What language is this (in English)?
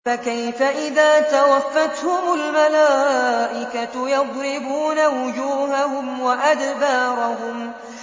Arabic